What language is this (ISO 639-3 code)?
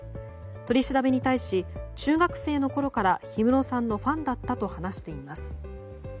jpn